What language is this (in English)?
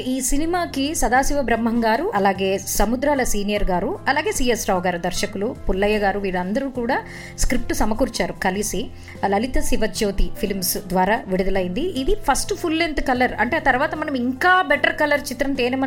Telugu